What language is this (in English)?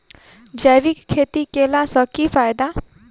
Maithili